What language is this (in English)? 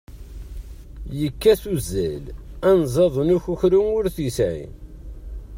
Kabyle